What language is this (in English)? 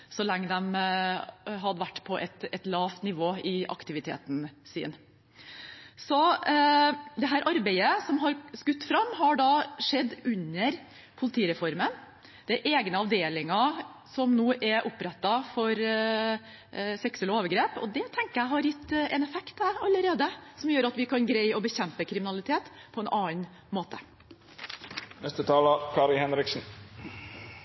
Norwegian Bokmål